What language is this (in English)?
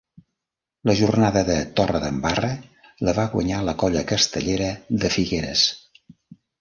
Catalan